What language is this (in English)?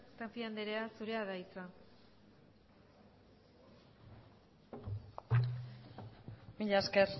Basque